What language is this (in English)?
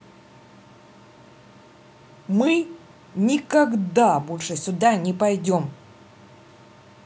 Russian